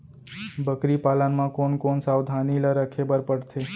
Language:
Chhattisgarhi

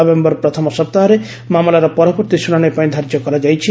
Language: Odia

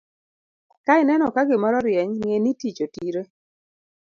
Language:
Luo (Kenya and Tanzania)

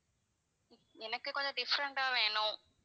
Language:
Tamil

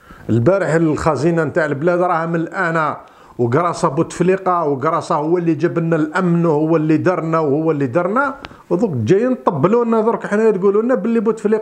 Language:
Arabic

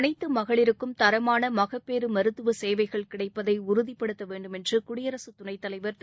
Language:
Tamil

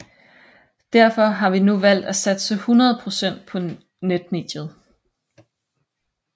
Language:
Danish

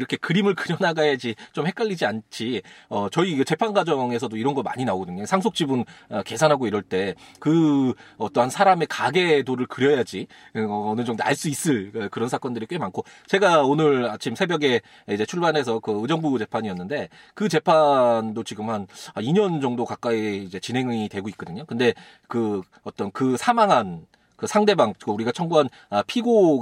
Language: Korean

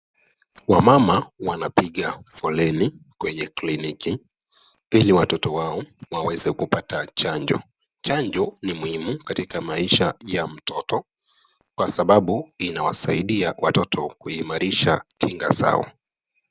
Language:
Swahili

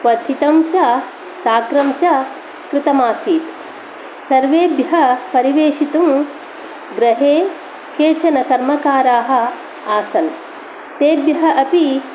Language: Sanskrit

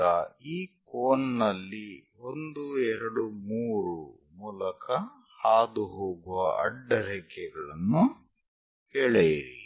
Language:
Kannada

